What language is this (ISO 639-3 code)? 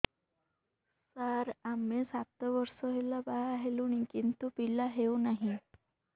ori